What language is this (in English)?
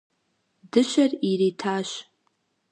Kabardian